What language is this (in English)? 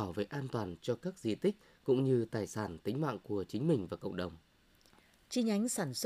Vietnamese